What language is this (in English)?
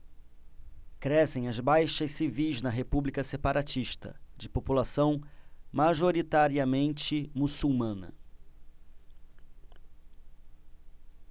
Portuguese